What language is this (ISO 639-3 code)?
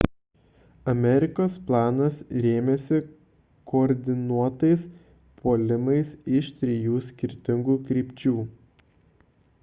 lit